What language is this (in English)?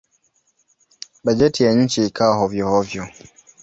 Swahili